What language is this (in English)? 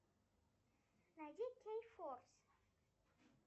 Russian